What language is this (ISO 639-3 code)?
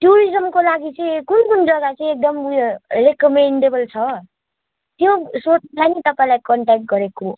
nep